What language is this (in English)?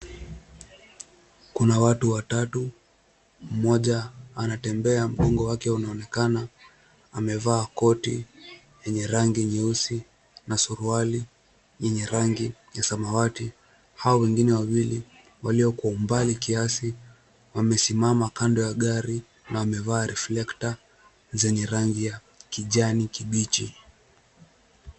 Swahili